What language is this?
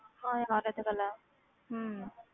Punjabi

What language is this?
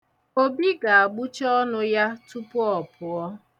Igbo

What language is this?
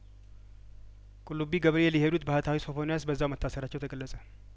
Amharic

